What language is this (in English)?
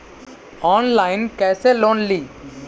Magahi